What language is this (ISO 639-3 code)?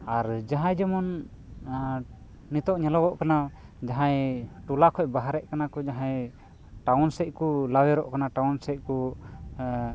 sat